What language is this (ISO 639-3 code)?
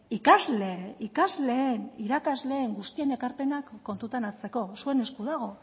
eus